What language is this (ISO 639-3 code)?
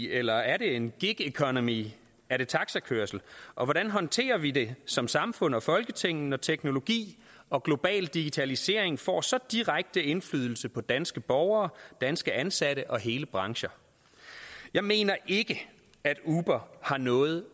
dan